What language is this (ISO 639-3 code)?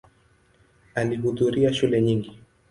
swa